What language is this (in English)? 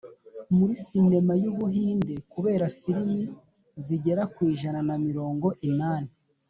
Kinyarwanda